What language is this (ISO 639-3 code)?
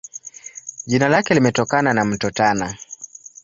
swa